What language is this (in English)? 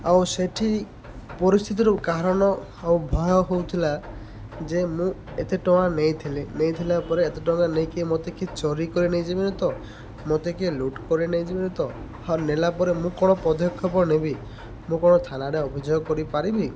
Odia